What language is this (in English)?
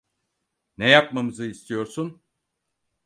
Turkish